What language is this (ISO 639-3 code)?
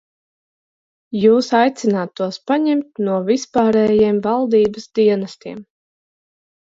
lav